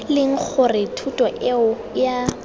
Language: Tswana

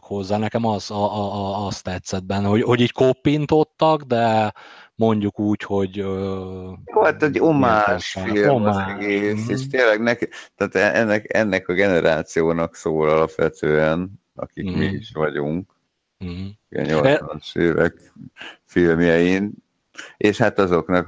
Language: Hungarian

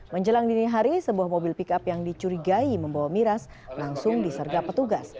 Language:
Indonesian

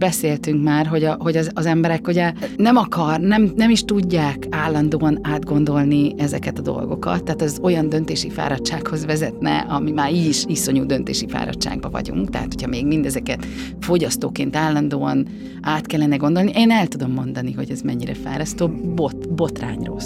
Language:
Hungarian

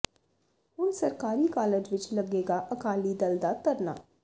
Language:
Punjabi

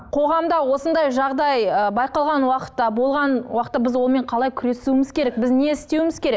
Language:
Kazakh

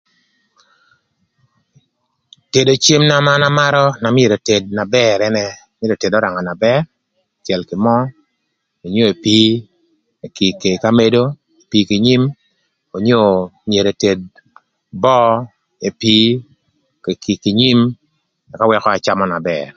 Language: Thur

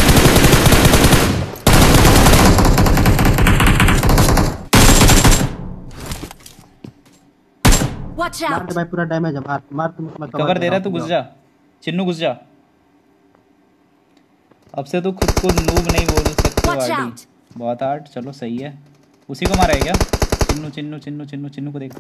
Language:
Hindi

